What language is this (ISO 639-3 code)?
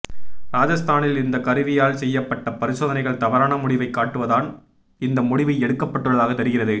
tam